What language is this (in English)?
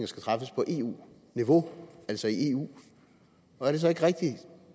Danish